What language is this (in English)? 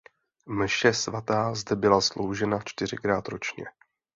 Czech